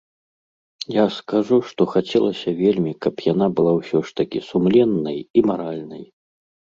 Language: Belarusian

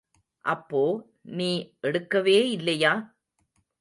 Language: Tamil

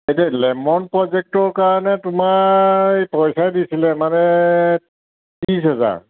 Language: Assamese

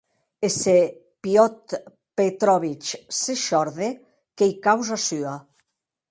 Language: Occitan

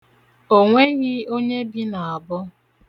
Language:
Igbo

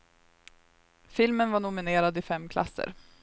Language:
Swedish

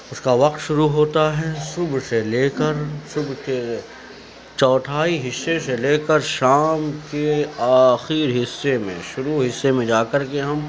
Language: Urdu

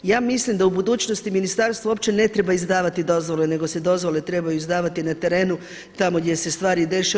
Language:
Croatian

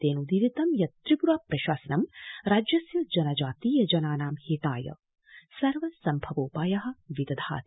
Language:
Sanskrit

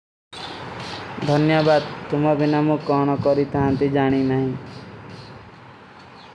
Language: Kui (India)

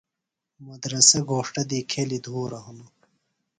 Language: Phalura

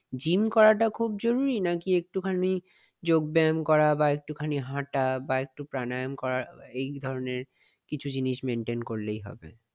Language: Bangla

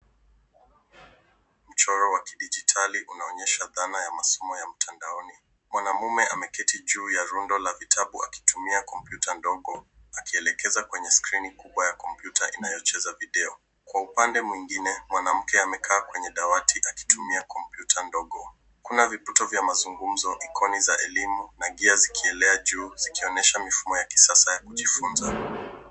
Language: Swahili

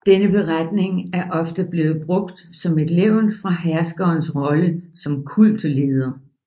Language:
Danish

